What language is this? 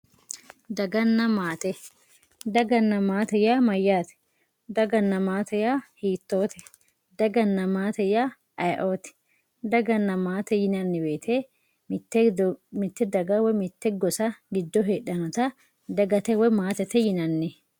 Sidamo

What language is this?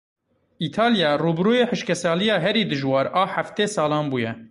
Kurdish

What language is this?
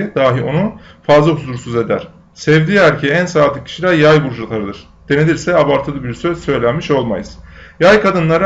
Turkish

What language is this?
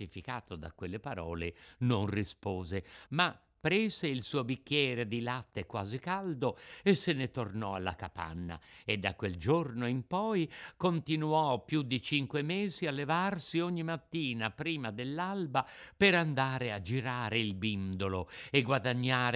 Italian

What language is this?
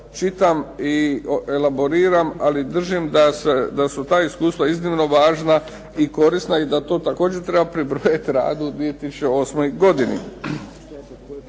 Croatian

